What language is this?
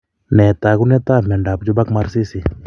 Kalenjin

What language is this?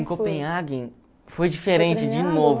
Portuguese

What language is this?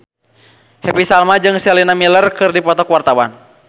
Sundanese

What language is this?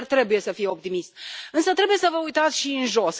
Romanian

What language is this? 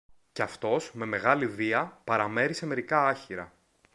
Greek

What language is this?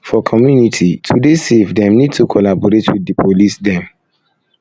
Nigerian Pidgin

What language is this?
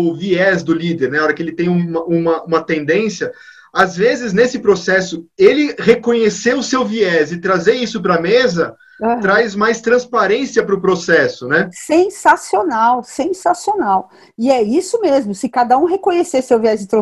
Portuguese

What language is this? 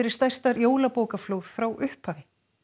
Icelandic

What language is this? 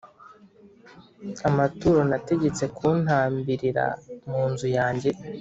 Kinyarwanda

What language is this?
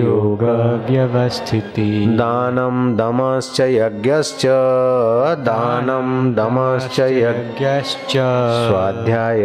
Hindi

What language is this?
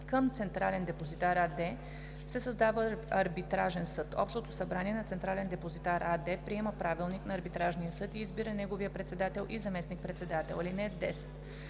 Bulgarian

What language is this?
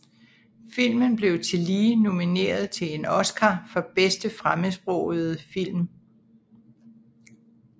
Danish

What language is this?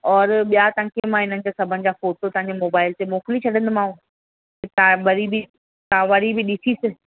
Sindhi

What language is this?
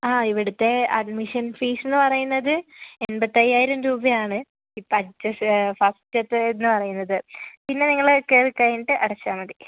Malayalam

